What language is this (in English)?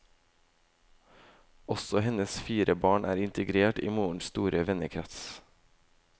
Norwegian